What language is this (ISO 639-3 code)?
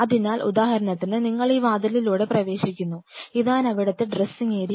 mal